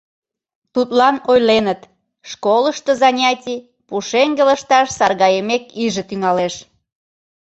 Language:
Mari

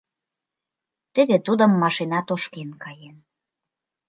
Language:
Mari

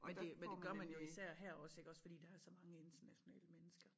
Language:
Danish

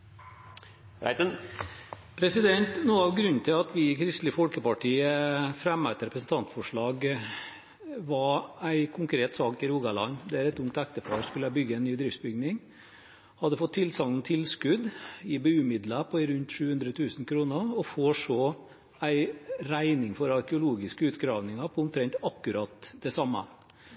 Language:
Norwegian Bokmål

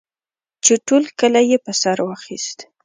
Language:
Pashto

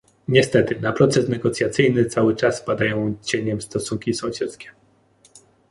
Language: Polish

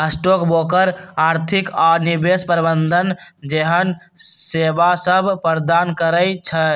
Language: Magahi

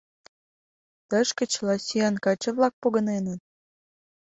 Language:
Mari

